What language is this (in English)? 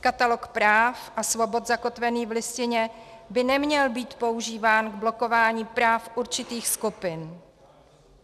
Czech